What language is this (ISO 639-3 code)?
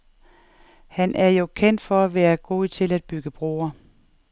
dan